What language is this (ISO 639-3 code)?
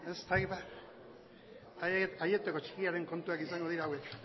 eus